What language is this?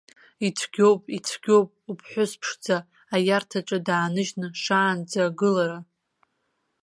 Abkhazian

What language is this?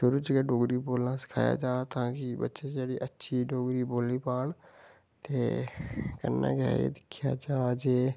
Dogri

